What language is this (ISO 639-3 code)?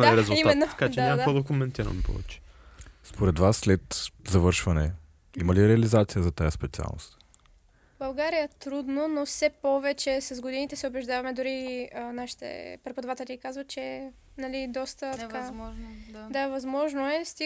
bul